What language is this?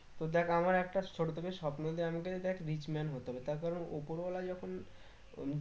Bangla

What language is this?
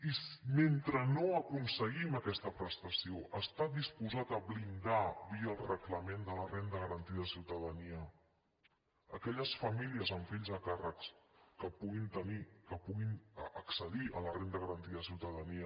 Catalan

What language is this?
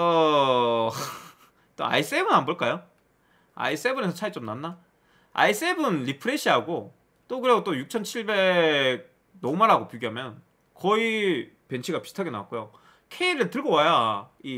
Korean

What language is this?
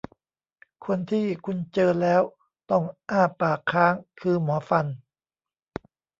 Thai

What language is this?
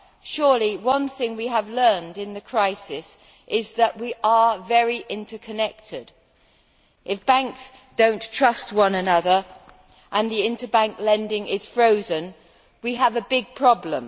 English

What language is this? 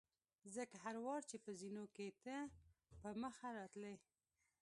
Pashto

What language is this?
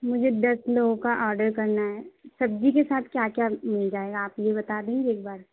Urdu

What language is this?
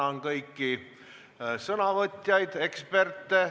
Estonian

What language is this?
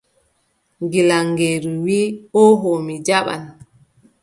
Adamawa Fulfulde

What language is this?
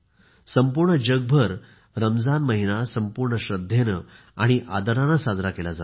Marathi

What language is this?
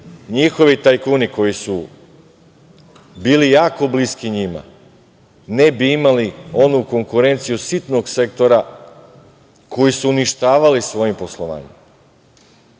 Serbian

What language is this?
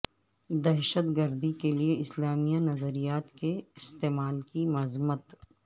Urdu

